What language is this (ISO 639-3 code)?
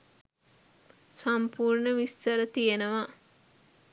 sin